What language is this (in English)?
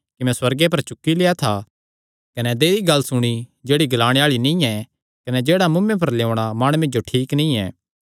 Kangri